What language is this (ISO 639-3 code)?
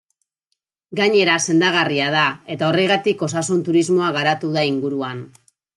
eus